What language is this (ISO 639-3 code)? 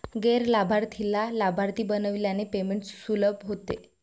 mar